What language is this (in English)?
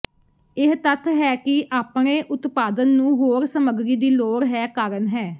Punjabi